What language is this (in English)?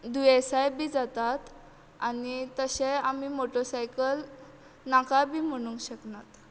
Konkani